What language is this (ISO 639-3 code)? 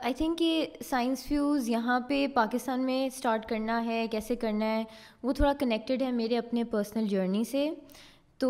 urd